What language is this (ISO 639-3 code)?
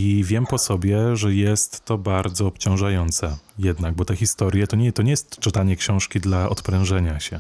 pol